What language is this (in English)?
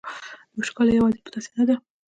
Pashto